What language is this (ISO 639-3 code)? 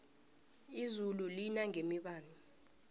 nbl